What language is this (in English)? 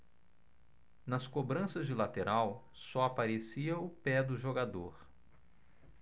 Portuguese